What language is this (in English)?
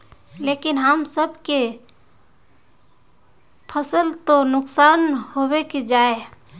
Magahi